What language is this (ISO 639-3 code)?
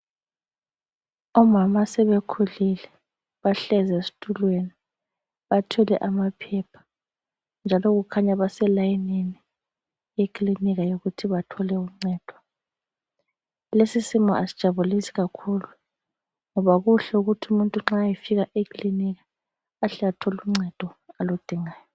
nde